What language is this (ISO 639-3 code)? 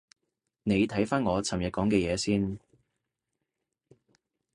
yue